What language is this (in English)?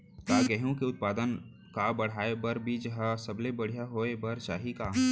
Chhattisgarhi